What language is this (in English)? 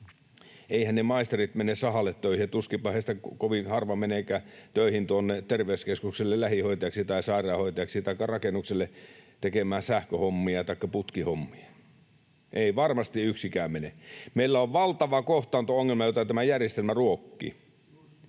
Finnish